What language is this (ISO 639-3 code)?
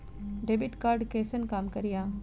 mai